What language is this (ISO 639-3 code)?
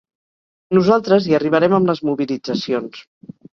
cat